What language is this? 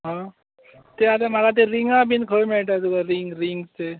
Konkani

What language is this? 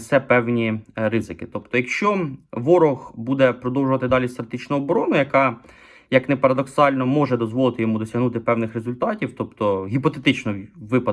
Ukrainian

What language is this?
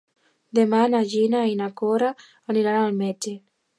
Catalan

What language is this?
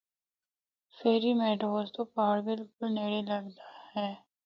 Northern Hindko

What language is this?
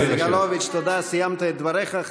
Hebrew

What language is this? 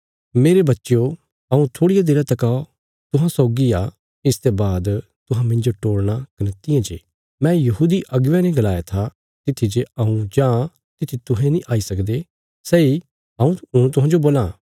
Bilaspuri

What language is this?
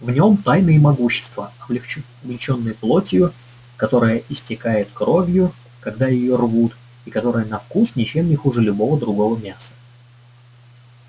Russian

